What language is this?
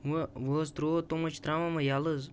Kashmiri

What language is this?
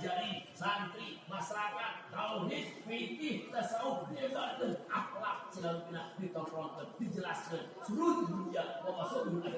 Indonesian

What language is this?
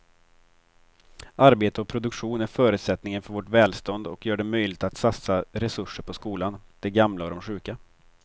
Swedish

